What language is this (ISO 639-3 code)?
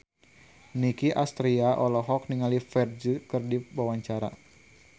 sun